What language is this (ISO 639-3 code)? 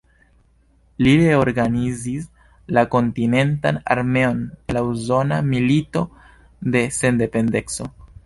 epo